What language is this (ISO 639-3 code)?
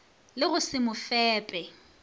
nso